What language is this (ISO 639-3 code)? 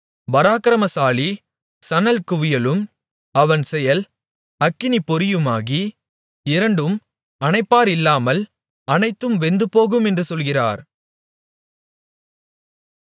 tam